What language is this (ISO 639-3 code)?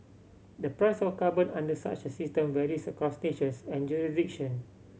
eng